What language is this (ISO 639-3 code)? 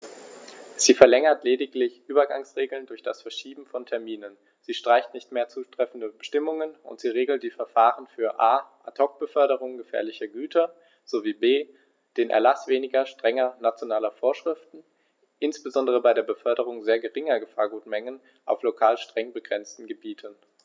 deu